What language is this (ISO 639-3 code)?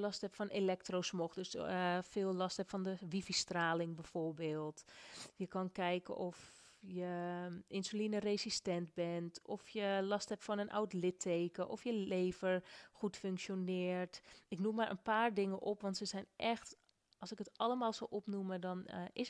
nld